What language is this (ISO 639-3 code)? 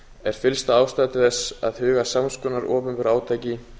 isl